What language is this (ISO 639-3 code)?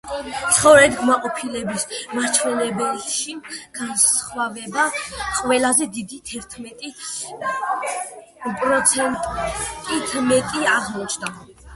kat